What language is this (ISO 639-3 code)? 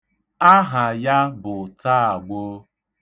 ibo